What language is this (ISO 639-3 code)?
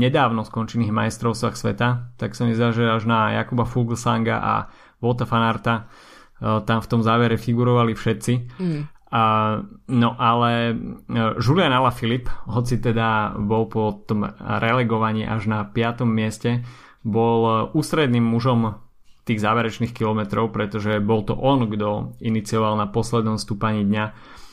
slk